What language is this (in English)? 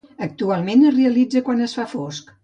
Catalan